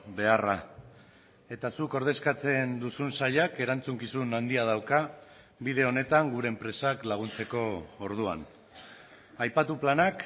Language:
Basque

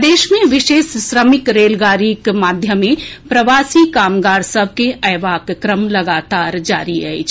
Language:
Maithili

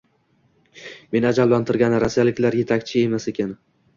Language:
Uzbek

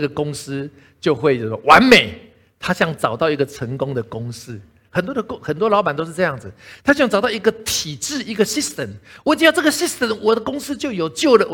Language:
Chinese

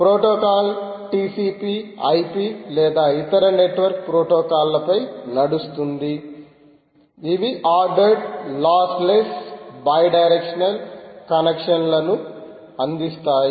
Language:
Telugu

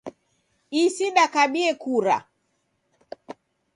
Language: Taita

